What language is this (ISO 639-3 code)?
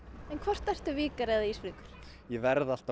isl